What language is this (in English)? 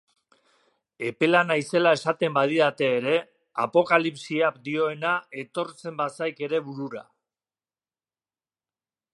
Basque